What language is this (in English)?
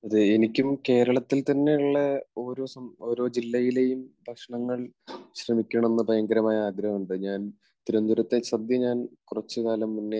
Malayalam